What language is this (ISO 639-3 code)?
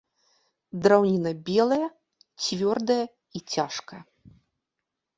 bel